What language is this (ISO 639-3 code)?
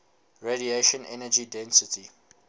eng